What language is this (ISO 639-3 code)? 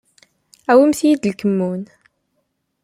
kab